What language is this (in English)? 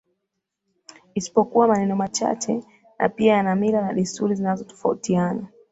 Swahili